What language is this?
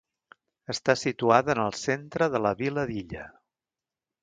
Catalan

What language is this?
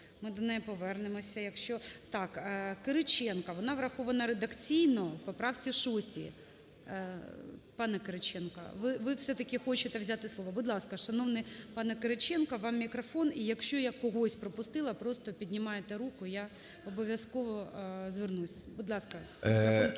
Ukrainian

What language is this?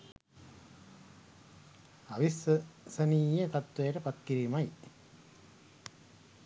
Sinhala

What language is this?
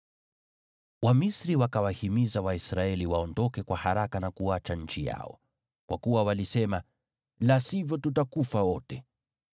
Swahili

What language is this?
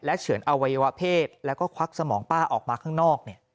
Thai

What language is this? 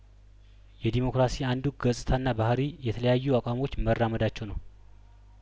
Amharic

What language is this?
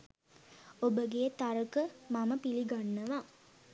Sinhala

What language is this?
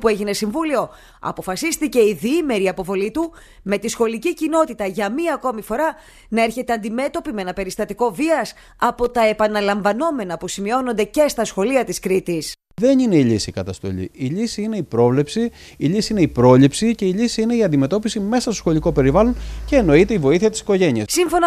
Greek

